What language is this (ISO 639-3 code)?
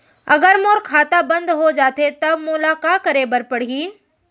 hne